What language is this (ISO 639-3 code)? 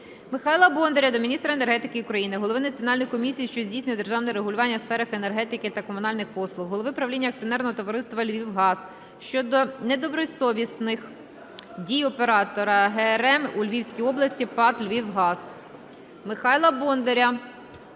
ukr